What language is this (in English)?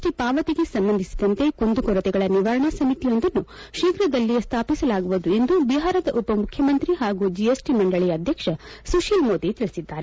Kannada